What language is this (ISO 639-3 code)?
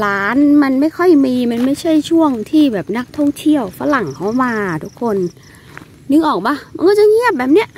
tha